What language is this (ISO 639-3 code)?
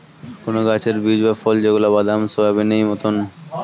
ben